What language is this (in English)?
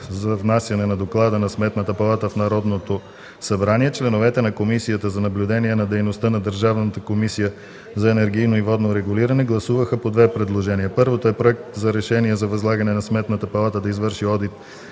Bulgarian